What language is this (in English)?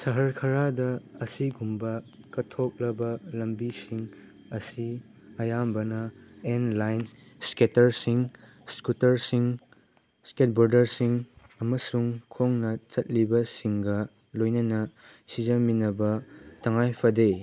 Manipuri